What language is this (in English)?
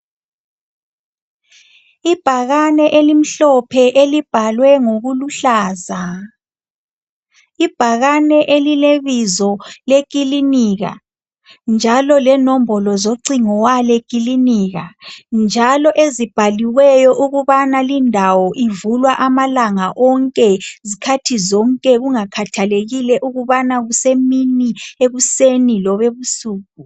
North Ndebele